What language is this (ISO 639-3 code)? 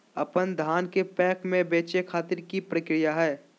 mag